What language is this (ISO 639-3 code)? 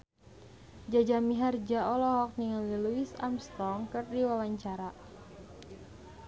sun